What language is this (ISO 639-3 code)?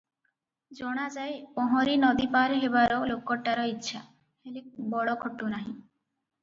ori